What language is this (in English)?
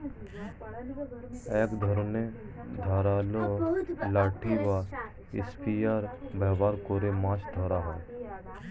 Bangla